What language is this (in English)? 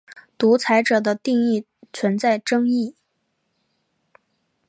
Chinese